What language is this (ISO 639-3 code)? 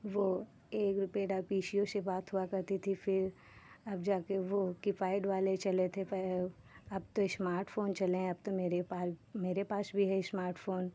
hin